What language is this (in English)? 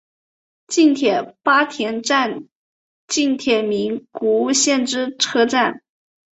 Chinese